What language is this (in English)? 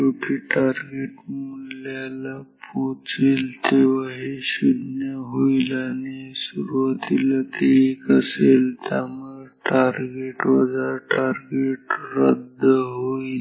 Marathi